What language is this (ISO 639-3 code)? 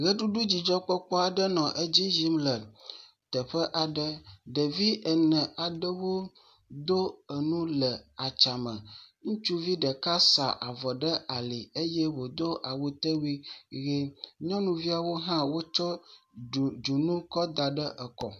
ewe